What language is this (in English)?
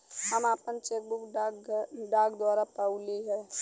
Bhojpuri